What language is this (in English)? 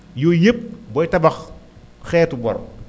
Wolof